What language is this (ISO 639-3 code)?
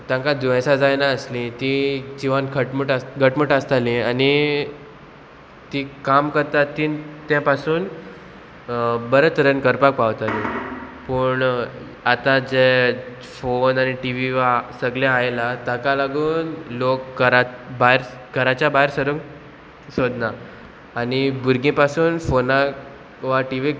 kok